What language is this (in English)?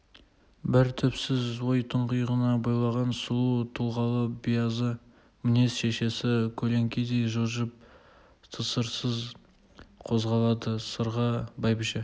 Kazakh